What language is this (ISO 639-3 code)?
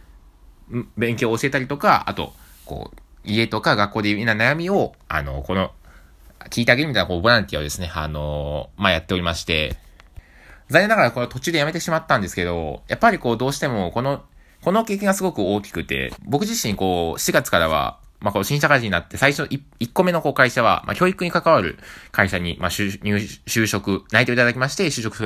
jpn